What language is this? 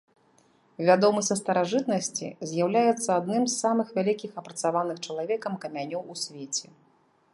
Belarusian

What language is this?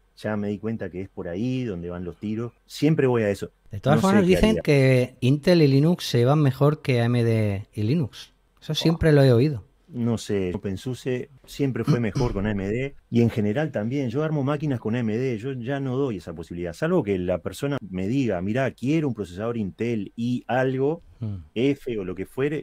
Spanish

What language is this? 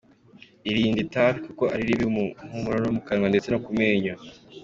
Kinyarwanda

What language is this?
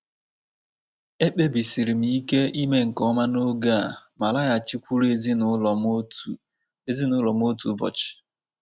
Igbo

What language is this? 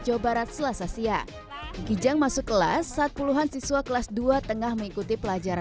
Indonesian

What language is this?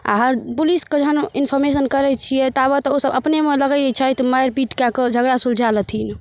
Maithili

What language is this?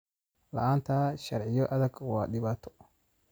Somali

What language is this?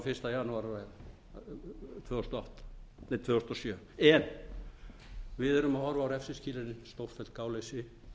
Icelandic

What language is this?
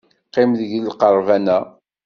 Kabyle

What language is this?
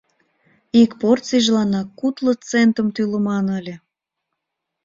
Mari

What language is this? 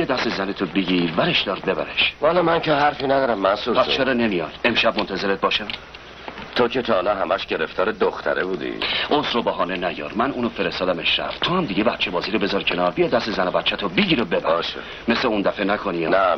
Persian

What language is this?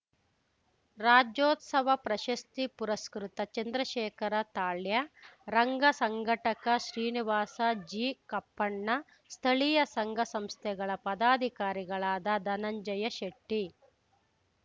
Kannada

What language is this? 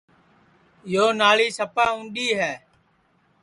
Sansi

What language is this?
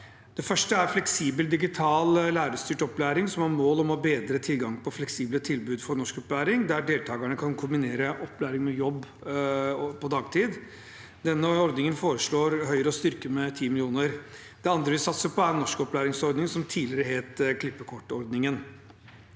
Norwegian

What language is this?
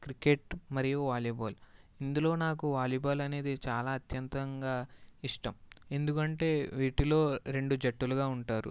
Telugu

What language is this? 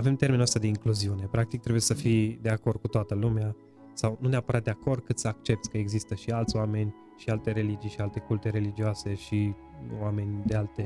Romanian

